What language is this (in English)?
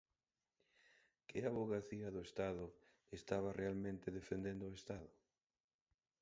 Galician